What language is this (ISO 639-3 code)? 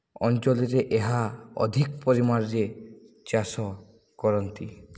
ori